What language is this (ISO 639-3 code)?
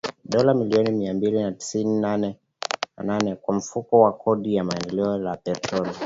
swa